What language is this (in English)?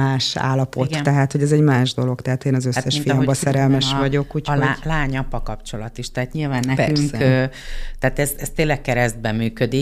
Hungarian